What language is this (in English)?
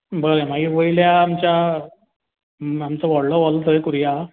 Konkani